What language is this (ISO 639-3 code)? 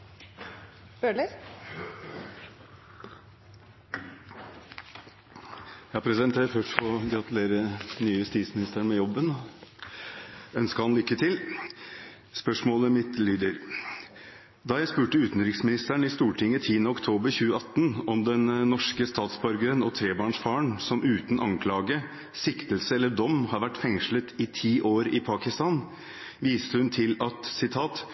nor